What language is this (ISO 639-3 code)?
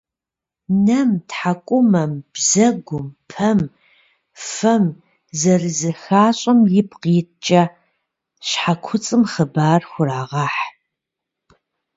kbd